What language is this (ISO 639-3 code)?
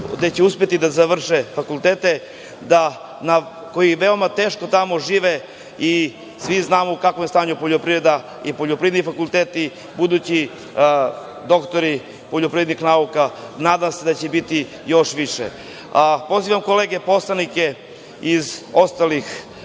srp